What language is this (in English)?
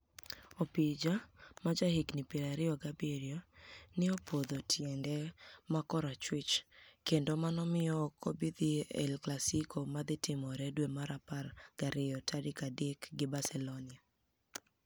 Luo (Kenya and Tanzania)